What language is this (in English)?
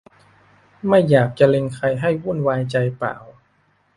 Thai